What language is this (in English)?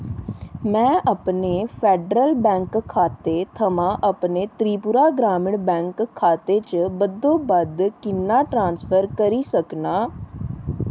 Dogri